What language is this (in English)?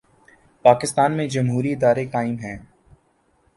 Urdu